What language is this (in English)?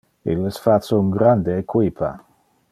Interlingua